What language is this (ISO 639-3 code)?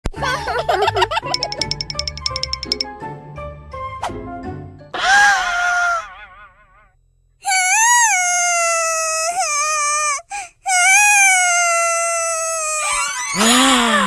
ind